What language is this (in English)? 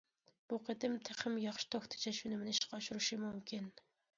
Uyghur